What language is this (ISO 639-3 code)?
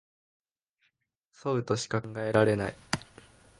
jpn